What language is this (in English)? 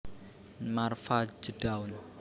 Javanese